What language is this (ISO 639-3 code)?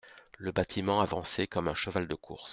fra